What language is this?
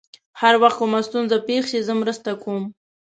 Pashto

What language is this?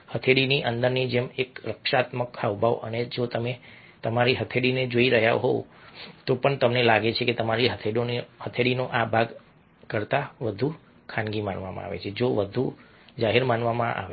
Gujarati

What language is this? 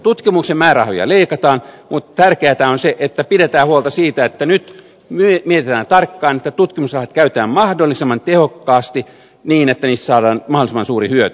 Finnish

